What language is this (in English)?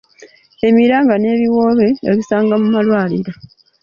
Ganda